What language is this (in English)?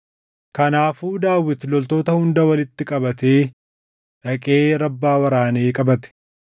Oromo